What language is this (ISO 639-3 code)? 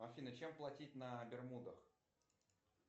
rus